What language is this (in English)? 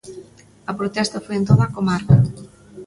Galician